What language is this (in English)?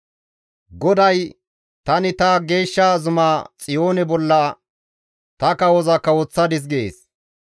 Gamo